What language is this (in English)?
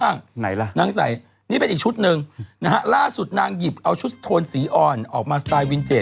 Thai